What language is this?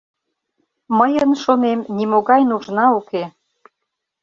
Mari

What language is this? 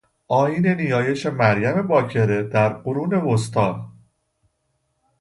Persian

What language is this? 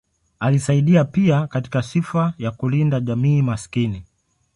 Swahili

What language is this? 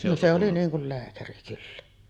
Finnish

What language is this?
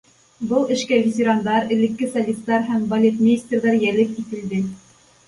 Bashkir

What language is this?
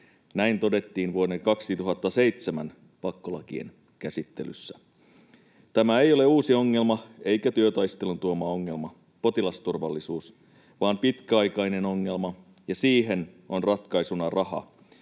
Finnish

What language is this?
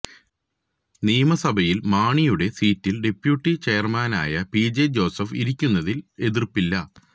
Malayalam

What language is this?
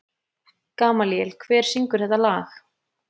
Icelandic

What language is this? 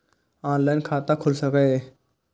Maithili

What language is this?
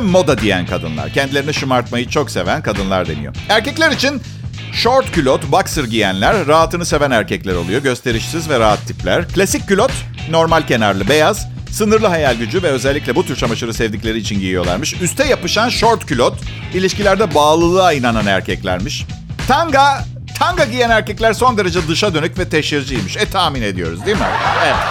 Turkish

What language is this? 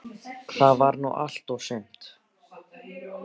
Icelandic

